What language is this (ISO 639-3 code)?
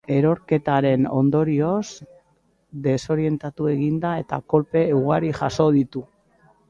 eus